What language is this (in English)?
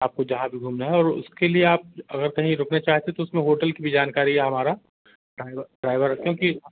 Hindi